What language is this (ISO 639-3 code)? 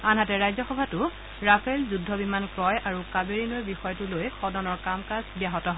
asm